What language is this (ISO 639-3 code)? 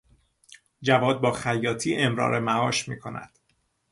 fas